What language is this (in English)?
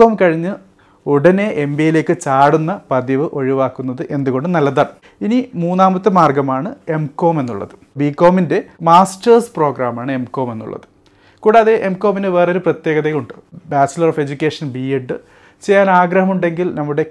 Malayalam